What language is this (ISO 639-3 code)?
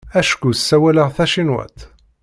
kab